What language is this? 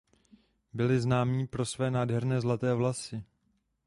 Czech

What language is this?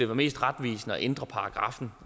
Danish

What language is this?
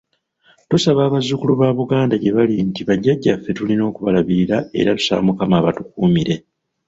Ganda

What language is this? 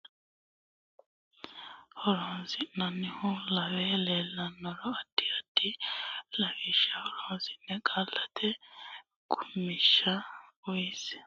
Sidamo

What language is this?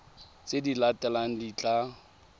Tswana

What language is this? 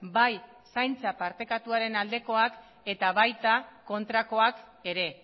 Basque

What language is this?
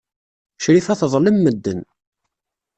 Kabyle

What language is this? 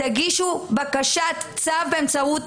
Hebrew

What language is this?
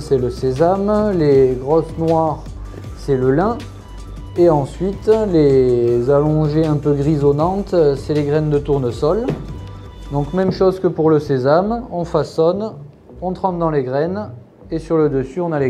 French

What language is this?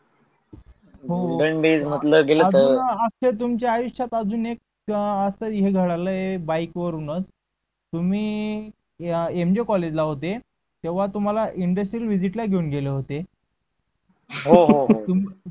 Marathi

